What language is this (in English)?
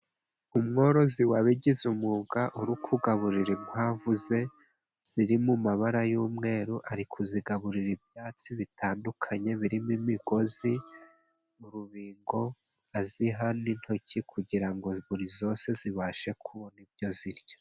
Kinyarwanda